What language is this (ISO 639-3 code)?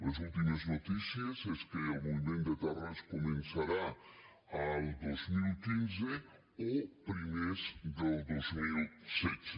cat